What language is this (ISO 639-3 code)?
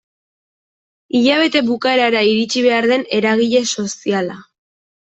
eus